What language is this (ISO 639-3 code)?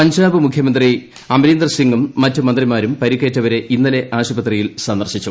mal